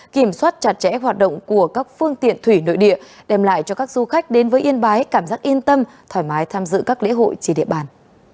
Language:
Vietnamese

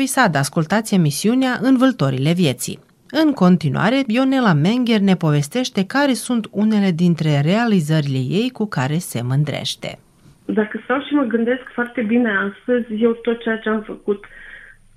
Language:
Romanian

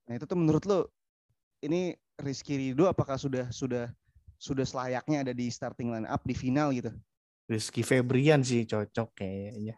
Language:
Indonesian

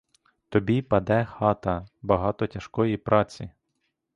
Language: Ukrainian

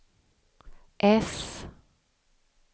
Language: Swedish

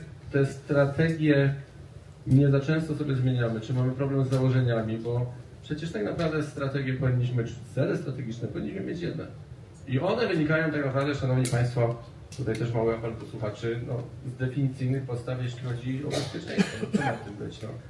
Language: Polish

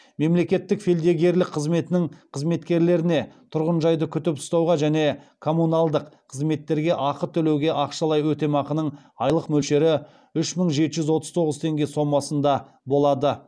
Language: Kazakh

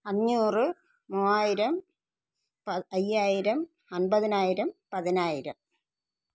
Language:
Malayalam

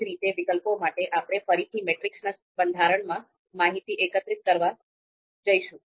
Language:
Gujarati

